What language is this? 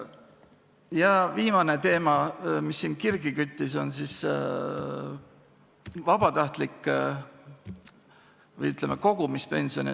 Estonian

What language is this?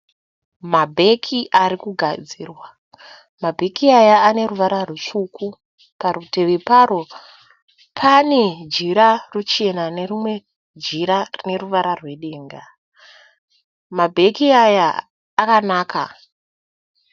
Shona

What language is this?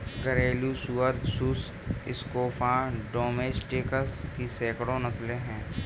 Hindi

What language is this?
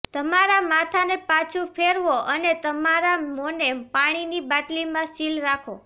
Gujarati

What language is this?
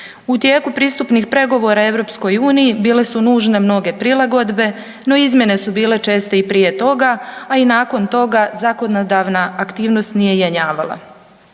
Croatian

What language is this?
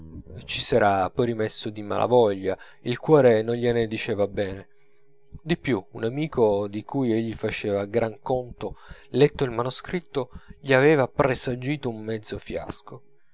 Italian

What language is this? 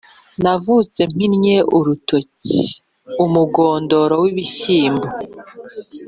Kinyarwanda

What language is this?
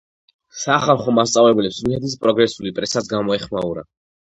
Georgian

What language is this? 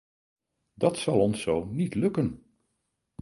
Dutch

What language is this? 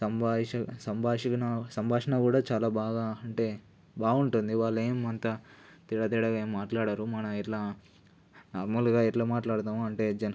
Telugu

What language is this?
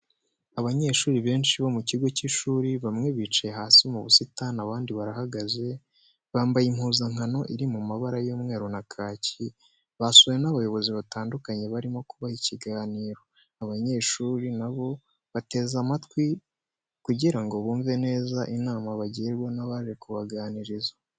Kinyarwanda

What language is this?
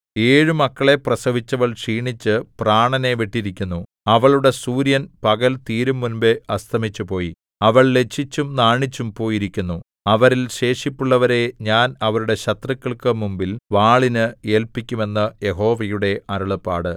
Malayalam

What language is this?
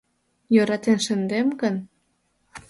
Mari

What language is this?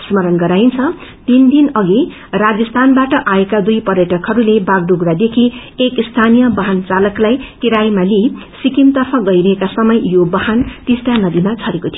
Nepali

